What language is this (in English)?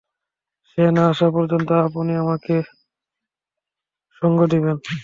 Bangla